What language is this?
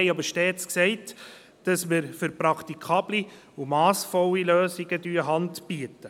Swiss German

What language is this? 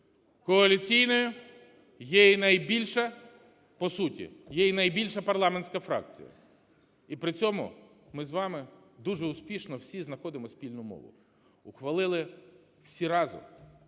Ukrainian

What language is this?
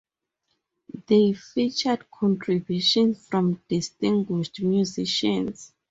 English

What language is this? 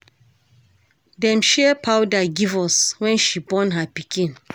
Nigerian Pidgin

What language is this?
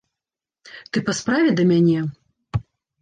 Belarusian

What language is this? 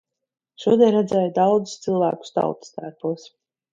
Latvian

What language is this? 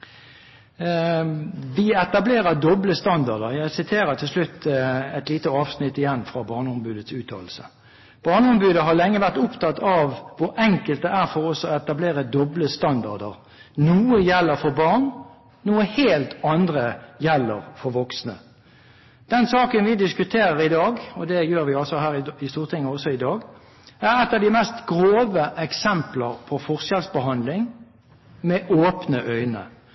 Norwegian Bokmål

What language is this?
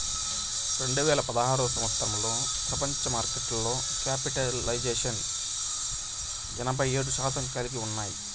Telugu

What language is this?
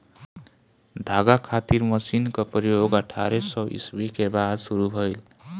Bhojpuri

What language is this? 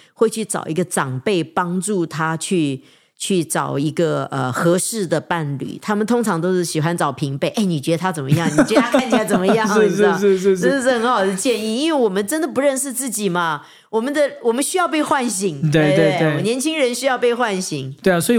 Chinese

